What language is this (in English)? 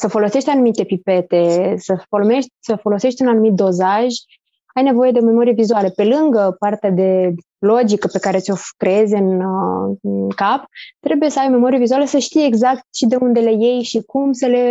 Romanian